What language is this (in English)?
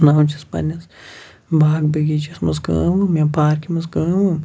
Kashmiri